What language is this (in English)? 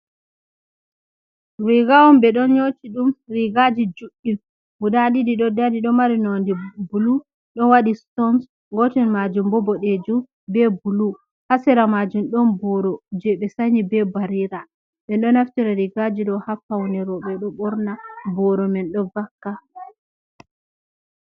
Fula